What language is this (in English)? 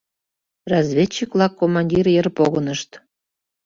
Mari